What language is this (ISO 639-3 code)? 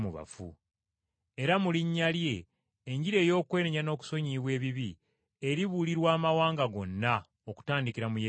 lug